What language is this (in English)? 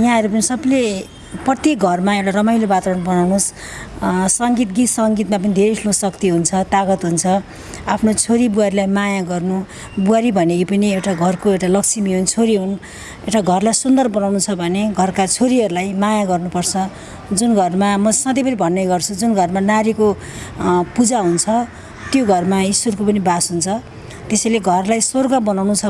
Nepali